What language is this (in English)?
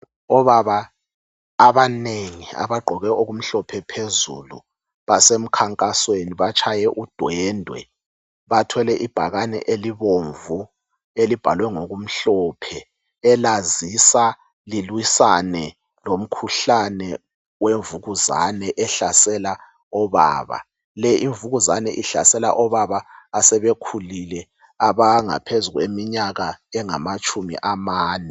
North Ndebele